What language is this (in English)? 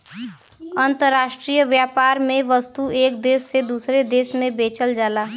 Bhojpuri